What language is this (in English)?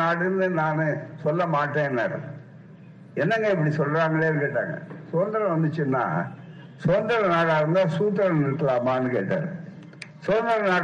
Tamil